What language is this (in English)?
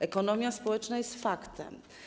Polish